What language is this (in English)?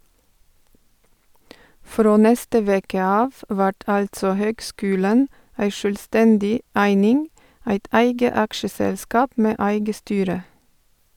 Norwegian